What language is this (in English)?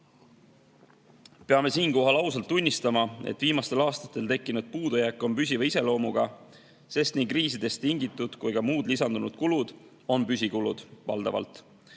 Estonian